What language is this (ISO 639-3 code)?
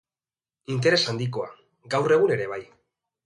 eus